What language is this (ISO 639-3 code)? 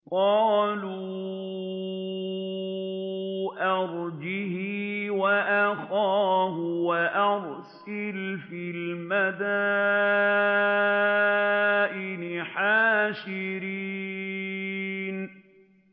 ara